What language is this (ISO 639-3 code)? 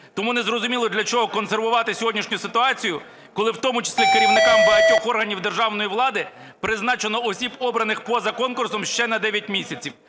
ukr